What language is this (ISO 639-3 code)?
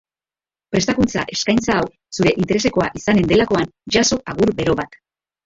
eus